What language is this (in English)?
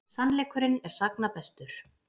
Icelandic